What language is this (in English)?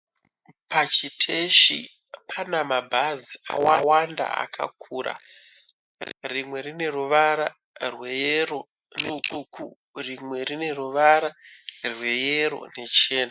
Shona